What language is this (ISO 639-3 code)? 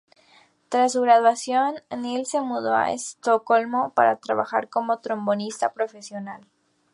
spa